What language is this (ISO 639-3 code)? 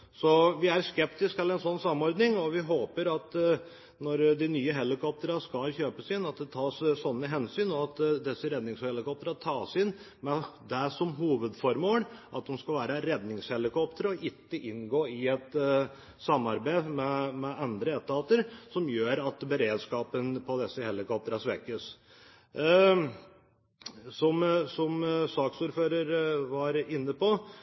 nob